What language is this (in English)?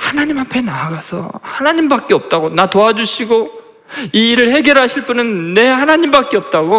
Korean